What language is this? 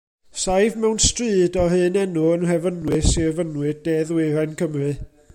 Welsh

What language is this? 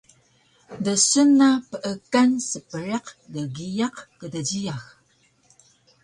Taroko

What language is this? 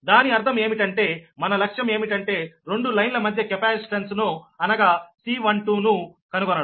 Telugu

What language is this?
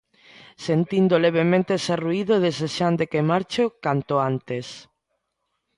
Galician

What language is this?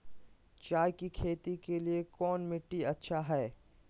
Magahi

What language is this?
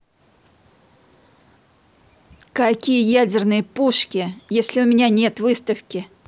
Russian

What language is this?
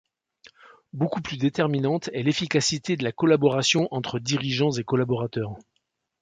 French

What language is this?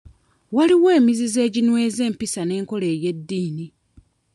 Ganda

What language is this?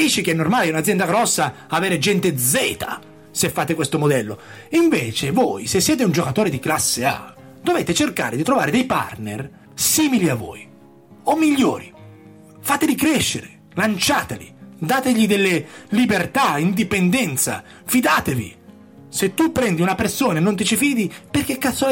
Italian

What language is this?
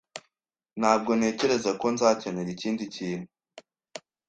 Kinyarwanda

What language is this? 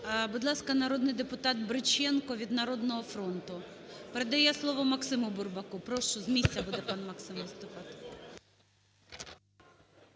Ukrainian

